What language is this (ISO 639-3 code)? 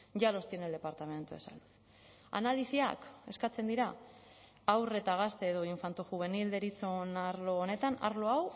eus